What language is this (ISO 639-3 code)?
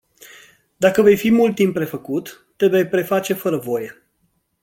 ron